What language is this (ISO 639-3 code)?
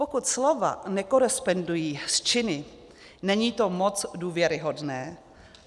ces